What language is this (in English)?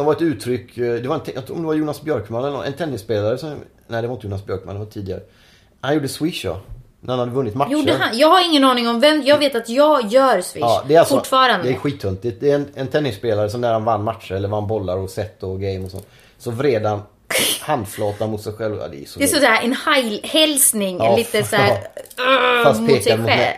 Swedish